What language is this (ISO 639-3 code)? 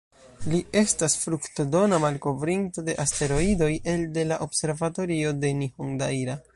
epo